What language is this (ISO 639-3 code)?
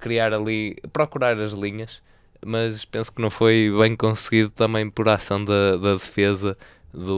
por